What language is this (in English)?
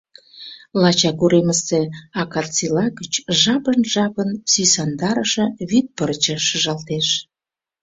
Mari